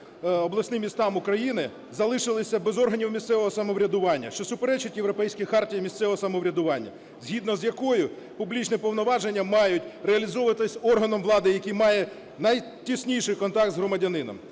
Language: Ukrainian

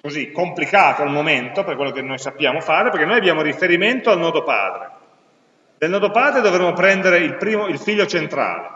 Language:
Italian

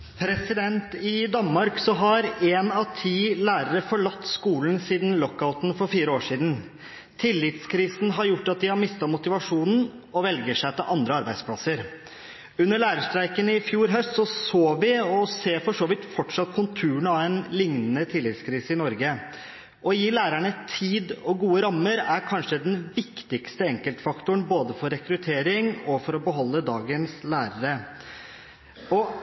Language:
Norwegian Bokmål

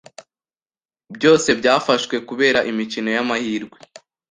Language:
Kinyarwanda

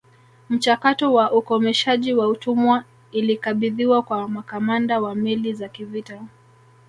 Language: Swahili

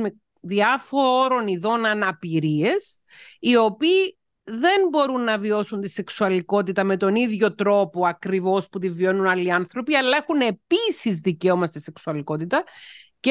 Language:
Greek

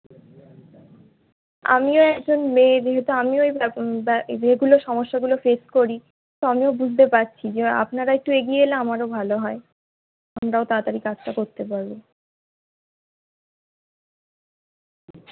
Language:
Bangla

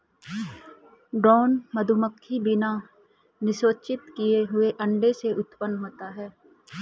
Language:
Hindi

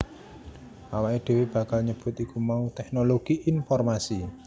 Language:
Javanese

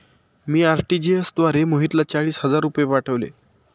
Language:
Marathi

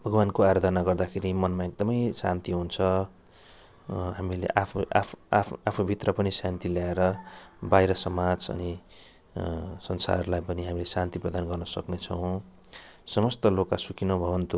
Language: Nepali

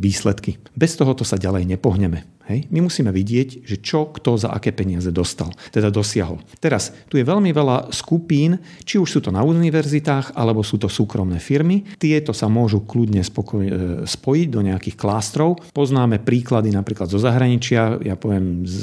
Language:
Slovak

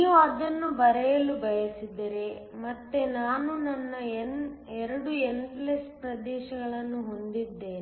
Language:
Kannada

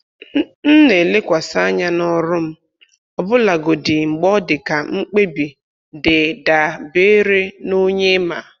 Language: Igbo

